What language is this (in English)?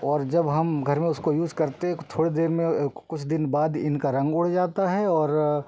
Hindi